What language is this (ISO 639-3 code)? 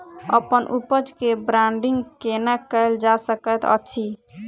mai